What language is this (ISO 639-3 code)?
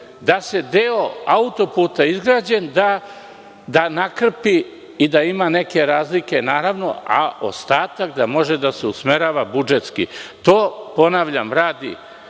srp